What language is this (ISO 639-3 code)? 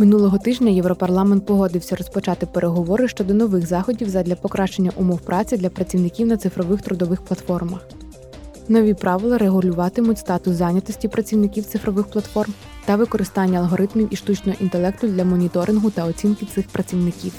ukr